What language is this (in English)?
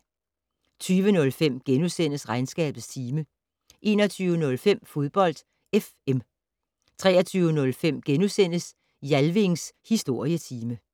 Danish